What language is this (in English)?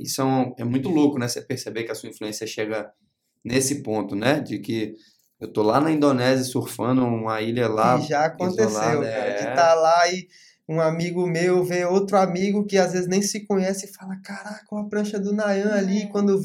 Portuguese